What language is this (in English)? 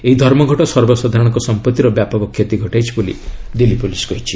Odia